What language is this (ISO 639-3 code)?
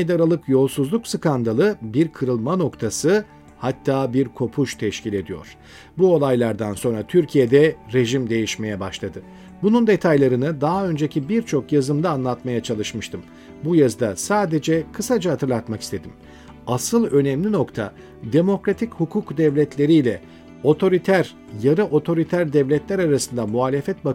tur